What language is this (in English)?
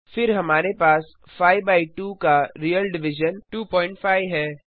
Hindi